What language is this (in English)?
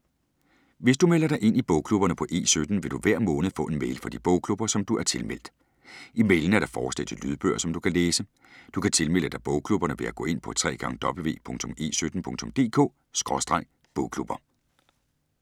Danish